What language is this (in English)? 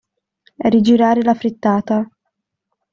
Italian